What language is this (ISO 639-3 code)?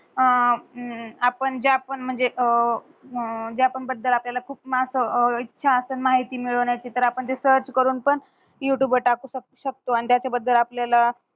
mar